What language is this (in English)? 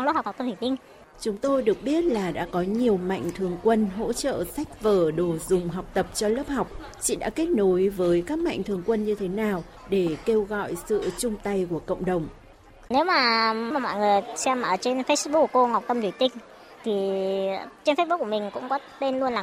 Vietnamese